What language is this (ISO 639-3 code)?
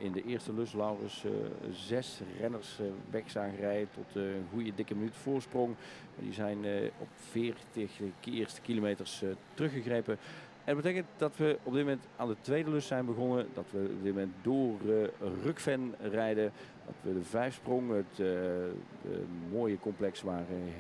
nld